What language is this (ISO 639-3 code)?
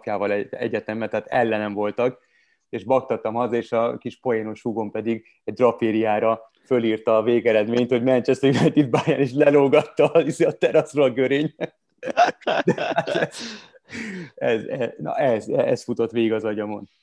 hun